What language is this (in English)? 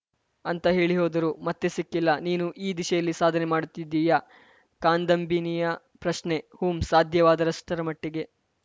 Kannada